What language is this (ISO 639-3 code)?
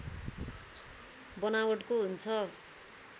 nep